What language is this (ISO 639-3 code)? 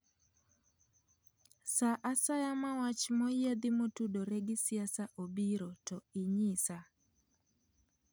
luo